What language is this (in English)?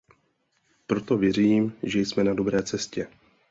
Czech